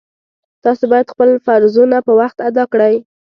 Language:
Pashto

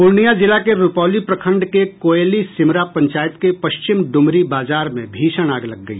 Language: Hindi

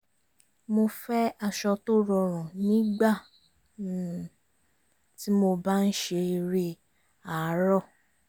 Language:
Yoruba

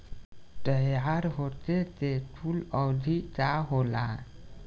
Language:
Bhojpuri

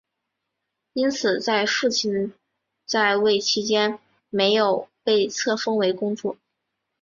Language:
Chinese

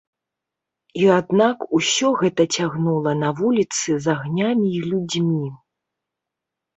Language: Belarusian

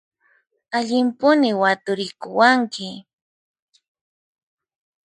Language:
Puno Quechua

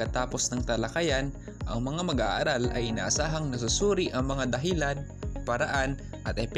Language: Filipino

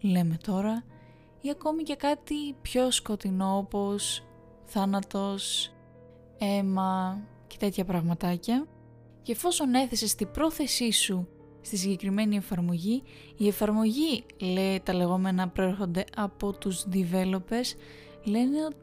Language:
Greek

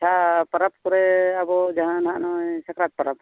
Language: Santali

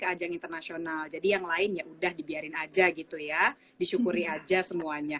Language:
Indonesian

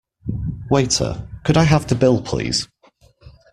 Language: English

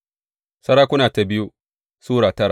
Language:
Hausa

